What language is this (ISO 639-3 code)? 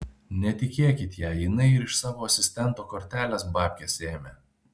lit